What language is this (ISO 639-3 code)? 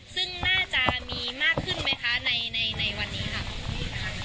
tha